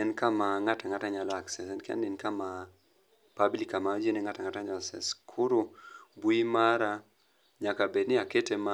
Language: Luo (Kenya and Tanzania)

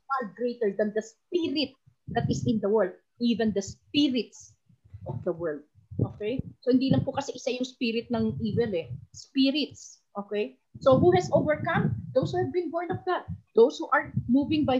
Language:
Filipino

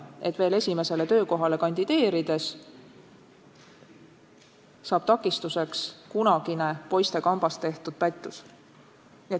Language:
Estonian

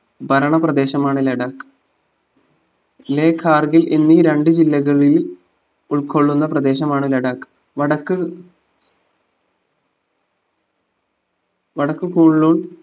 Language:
Malayalam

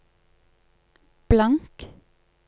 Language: Norwegian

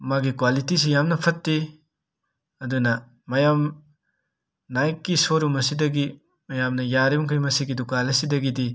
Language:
Manipuri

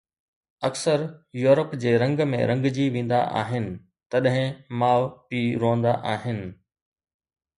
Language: Sindhi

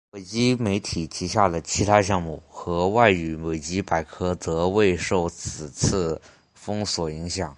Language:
Chinese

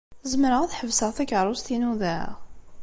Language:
Kabyle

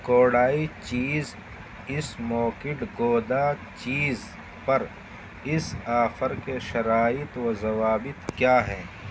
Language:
Urdu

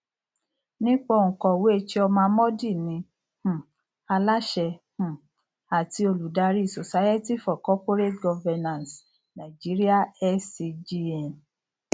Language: Yoruba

